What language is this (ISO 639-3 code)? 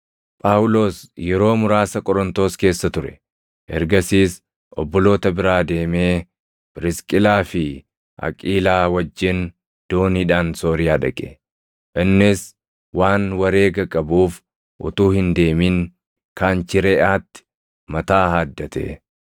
orm